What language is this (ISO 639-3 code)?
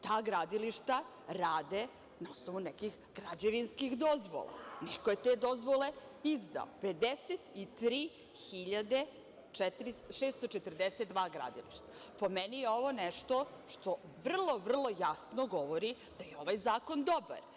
srp